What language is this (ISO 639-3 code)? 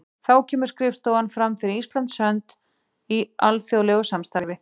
isl